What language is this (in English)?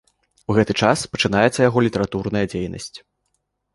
Belarusian